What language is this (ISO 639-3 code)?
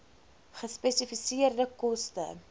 afr